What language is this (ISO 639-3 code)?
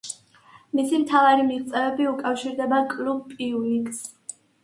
kat